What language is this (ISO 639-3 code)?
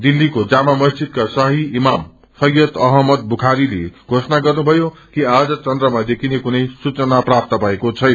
nep